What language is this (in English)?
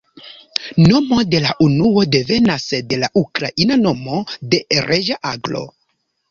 Esperanto